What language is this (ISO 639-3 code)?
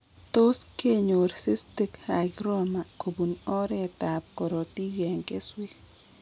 kln